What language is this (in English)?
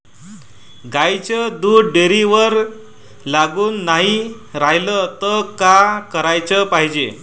Marathi